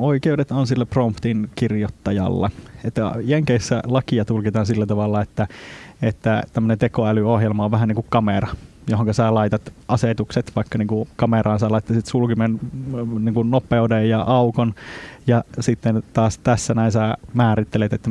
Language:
Finnish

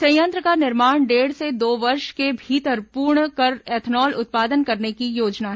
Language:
Hindi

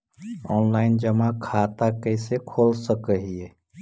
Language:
Magahi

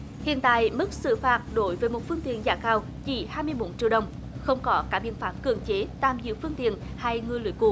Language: Vietnamese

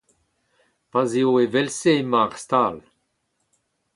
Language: Breton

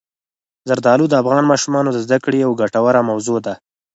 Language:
Pashto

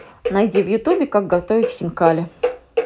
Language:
Russian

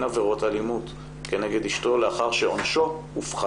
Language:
Hebrew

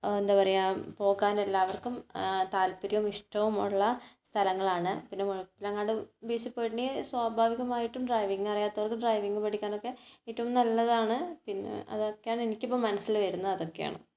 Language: Malayalam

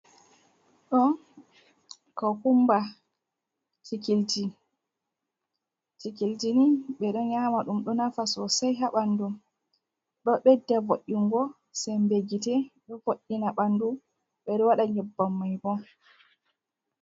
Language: Fula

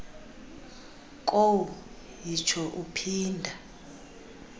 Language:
Xhosa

